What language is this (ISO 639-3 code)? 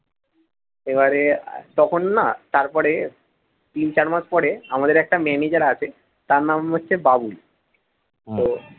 ben